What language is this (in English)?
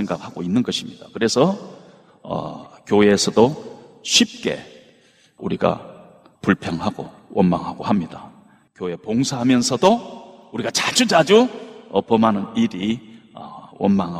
Korean